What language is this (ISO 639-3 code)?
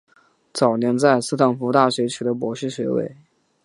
zho